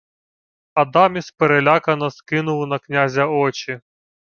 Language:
Ukrainian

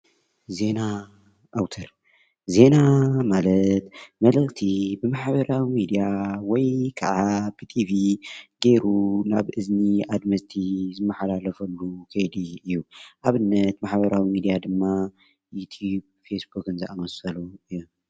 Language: Tigrinya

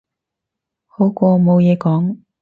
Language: Cantonese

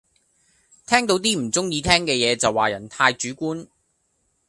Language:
Cantonese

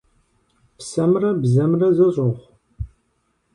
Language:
Kabardian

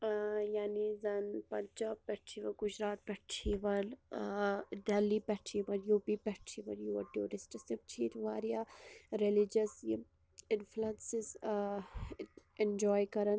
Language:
Kashmiri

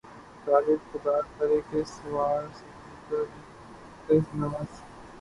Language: Urdu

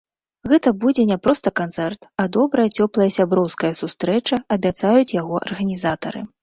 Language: Belarusian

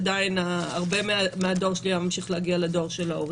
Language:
Hebrew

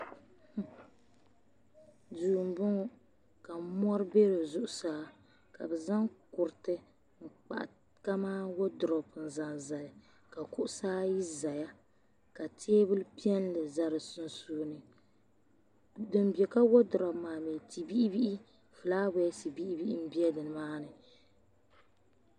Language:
Dagbani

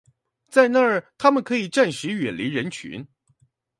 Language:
Chinese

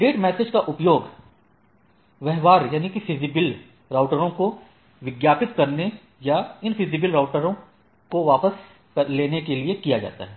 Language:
Hindi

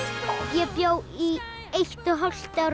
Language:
Icelandic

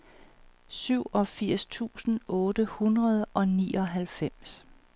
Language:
Danish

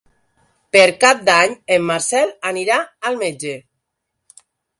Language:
Catalan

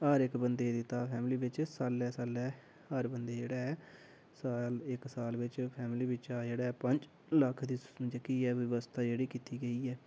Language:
Dogri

